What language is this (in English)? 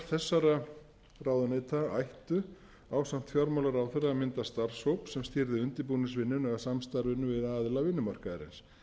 Icelandic